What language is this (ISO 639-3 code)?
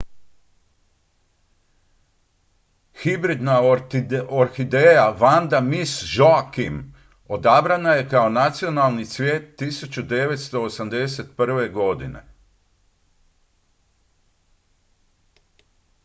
hrv